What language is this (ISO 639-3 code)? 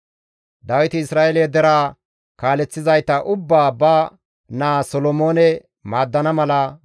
gmv